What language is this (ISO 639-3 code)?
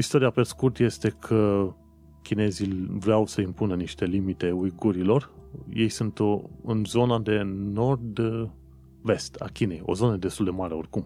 ron